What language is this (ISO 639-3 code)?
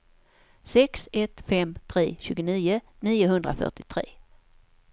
swe